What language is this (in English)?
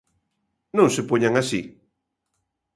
Galician